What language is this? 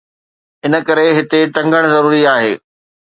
Sindhi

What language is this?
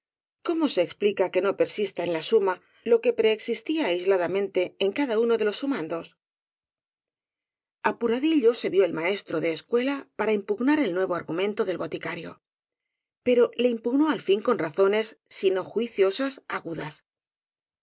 Spanish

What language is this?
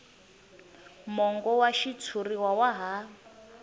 Tsonga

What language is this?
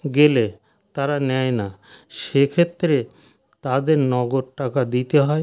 Bangla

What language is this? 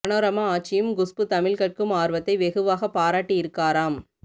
Tamil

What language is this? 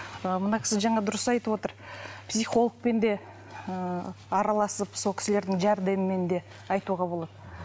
Kazakh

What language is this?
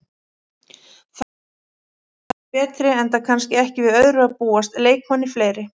Icelandic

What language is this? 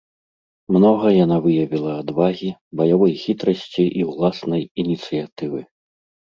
Belarusian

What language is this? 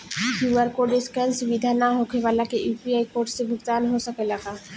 Bhojpuri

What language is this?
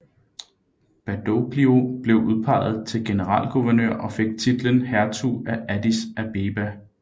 Danish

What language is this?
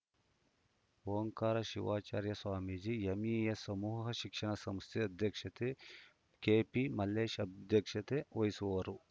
Kannada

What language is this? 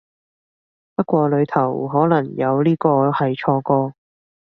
Cantonese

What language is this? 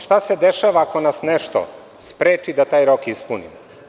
Serbian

